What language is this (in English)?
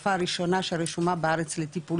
Hebrew